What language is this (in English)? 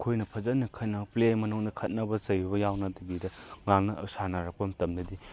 Manipuri